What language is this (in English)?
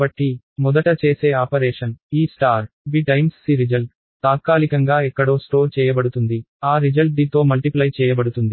Telugu